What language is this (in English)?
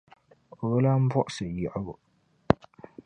Dagbani